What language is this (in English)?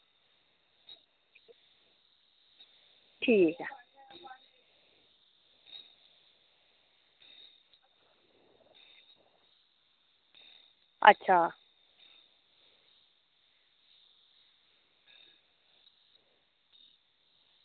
Dogri